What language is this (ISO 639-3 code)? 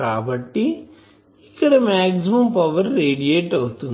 tel